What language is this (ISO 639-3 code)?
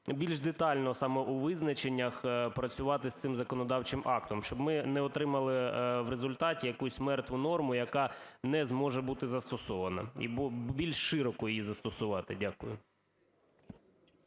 ukr